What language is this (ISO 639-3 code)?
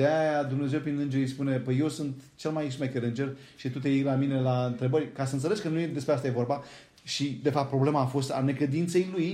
ron